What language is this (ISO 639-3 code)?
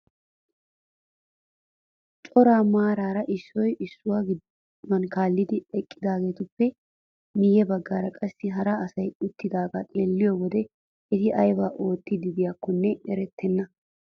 wal